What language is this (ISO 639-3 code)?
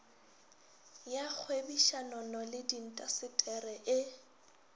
nso